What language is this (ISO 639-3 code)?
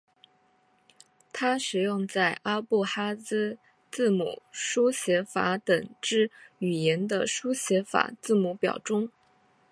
zho